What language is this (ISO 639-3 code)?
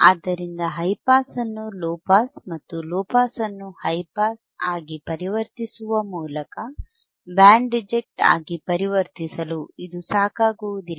kan